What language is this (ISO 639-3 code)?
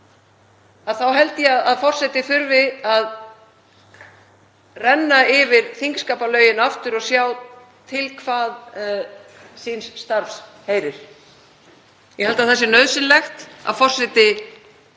isl